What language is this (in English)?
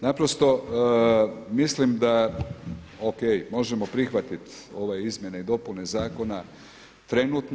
Croatian